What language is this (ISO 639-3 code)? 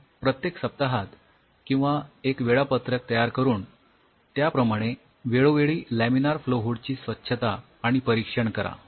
mar